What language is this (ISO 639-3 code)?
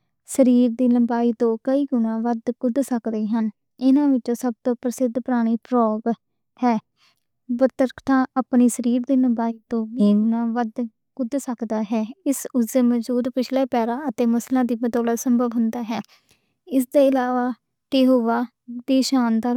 lah